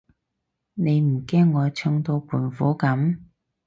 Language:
Cantonese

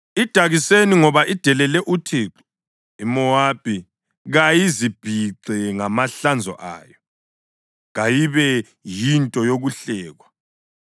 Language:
North Ndebele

